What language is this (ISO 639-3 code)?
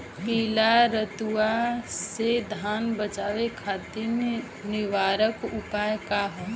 bho